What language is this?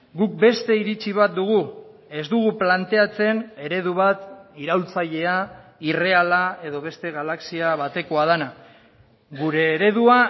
Basque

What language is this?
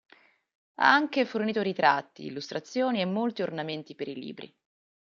Italian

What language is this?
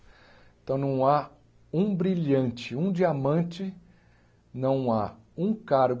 Portuguese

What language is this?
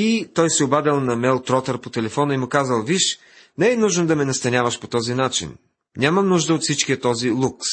Bulgarian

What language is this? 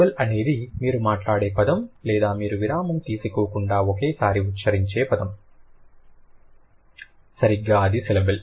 Telugu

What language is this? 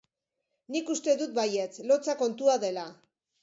Basque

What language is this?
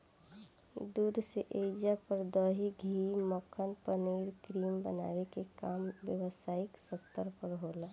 Bhojpuri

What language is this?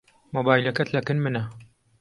Central Kurdish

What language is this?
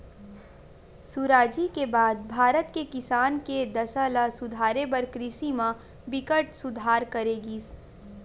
Chhattisgarhi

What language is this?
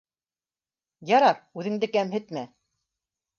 Bashkir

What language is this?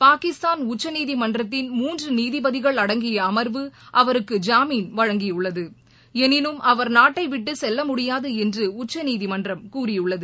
Tamil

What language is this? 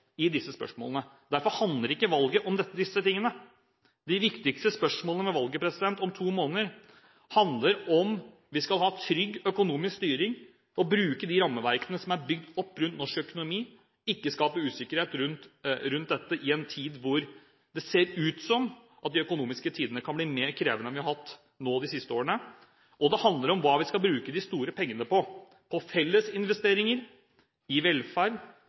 Norwegian Bokmål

